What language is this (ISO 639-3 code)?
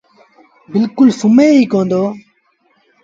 sbn